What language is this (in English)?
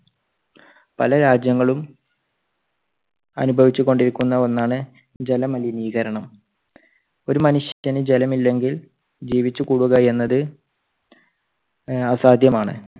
Malayalam